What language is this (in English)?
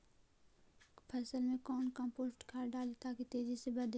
Magahi